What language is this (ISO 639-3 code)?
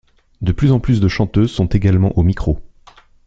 fra